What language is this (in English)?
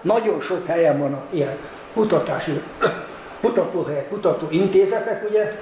Hungarian